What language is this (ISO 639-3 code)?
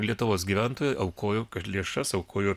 lit